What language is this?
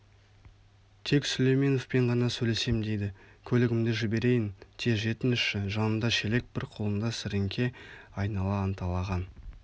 Kazakh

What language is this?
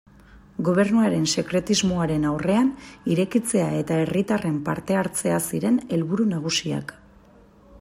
Basque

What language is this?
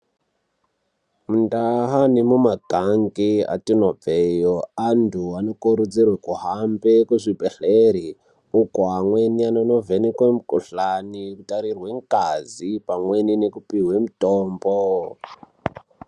Ndau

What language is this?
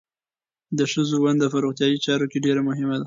Pashto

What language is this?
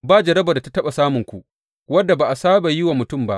Hausa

